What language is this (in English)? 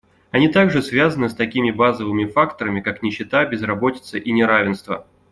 Russian